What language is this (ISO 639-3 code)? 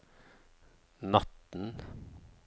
nor